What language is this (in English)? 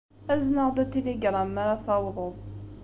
Kabyle